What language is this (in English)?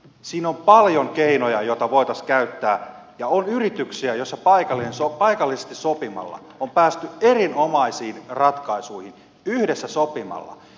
Finnish